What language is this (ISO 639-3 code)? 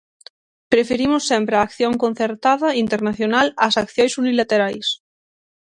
glg